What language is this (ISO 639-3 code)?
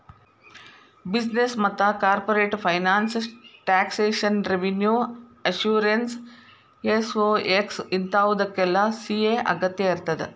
kan